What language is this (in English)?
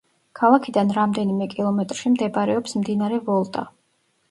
Georgian